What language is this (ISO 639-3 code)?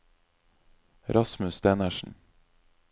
nor